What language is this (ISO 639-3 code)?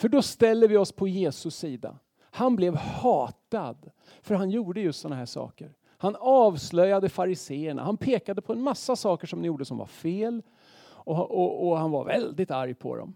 swe